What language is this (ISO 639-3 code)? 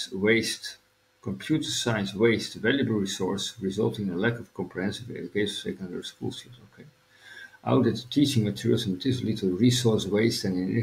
nld